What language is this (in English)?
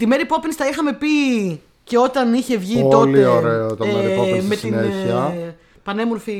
Greek